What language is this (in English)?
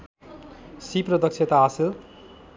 Nepali